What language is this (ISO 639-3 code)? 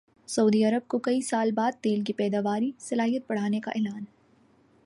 urd